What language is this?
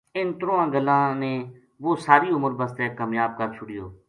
Gujari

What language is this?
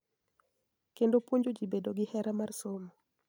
Luo (Kenya and Tanzania)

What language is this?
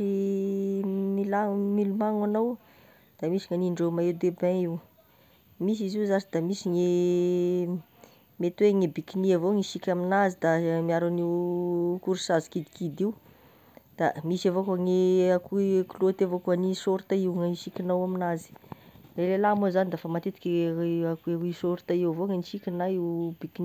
Tesaka Malagasy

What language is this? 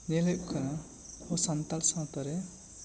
Santali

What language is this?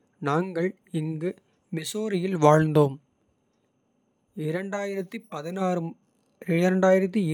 Kota (India)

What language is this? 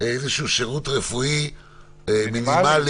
Hebrew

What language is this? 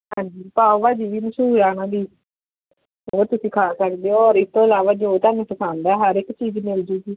Punjabi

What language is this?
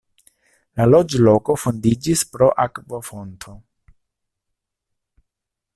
Esperanto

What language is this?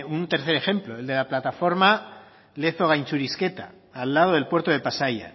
Spanish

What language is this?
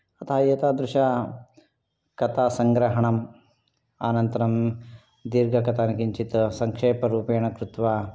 Sanskrit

